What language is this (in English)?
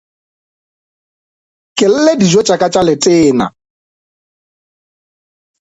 Northern Sotho